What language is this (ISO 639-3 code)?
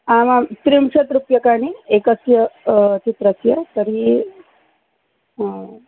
san